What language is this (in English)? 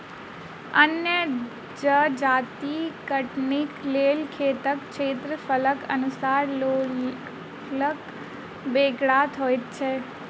Maithili